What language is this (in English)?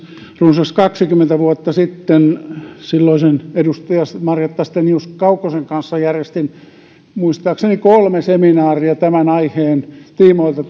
Finnish